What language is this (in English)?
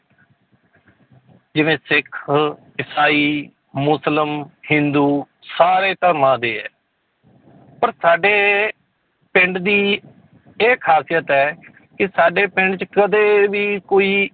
Punjabi